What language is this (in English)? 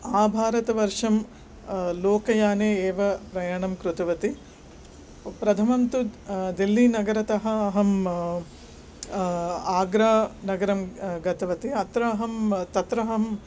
Sanskrit